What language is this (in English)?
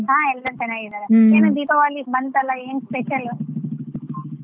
Kannada